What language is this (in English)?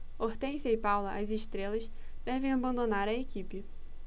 Portuguese